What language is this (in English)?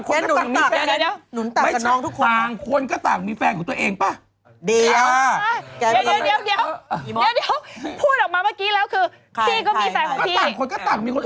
Thai